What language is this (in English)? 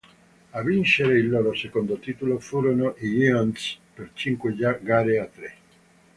Italian